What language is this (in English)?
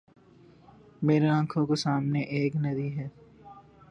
Urdu